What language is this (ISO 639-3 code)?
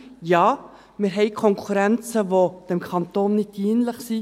gsw